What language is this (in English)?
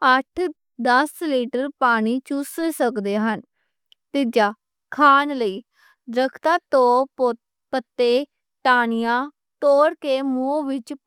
Western Panjabi